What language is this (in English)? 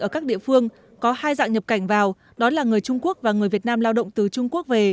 Vietnamese